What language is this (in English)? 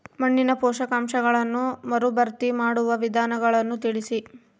Kannada